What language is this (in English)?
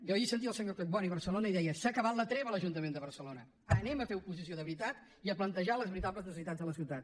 Catalan